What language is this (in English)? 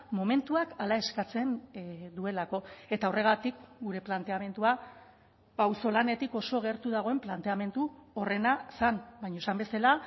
Basque